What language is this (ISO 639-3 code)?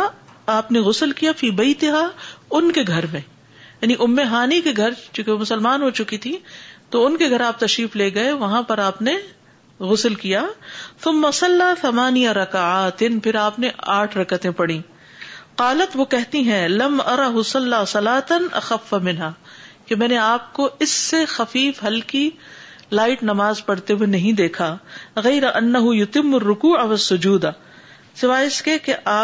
urd